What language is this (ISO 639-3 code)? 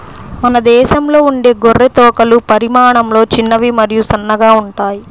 tel